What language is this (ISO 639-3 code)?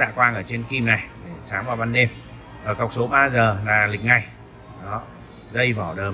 vie